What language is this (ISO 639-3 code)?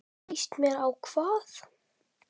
isl